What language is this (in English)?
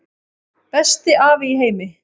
Icelandic